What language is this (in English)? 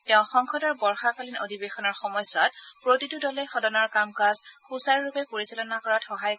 Assamese